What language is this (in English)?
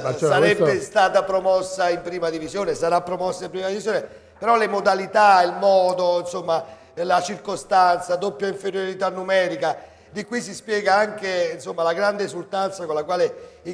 Italian